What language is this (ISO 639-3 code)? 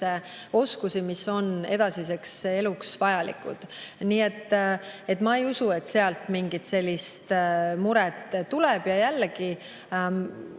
est